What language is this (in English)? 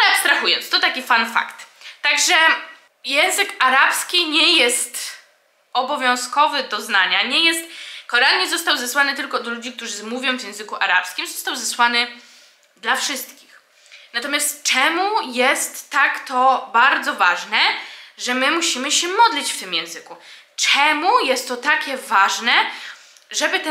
Polish